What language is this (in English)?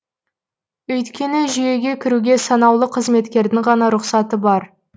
Kazakh